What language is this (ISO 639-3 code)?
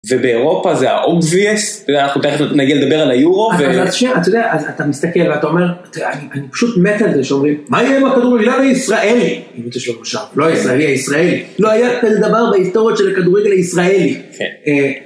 heb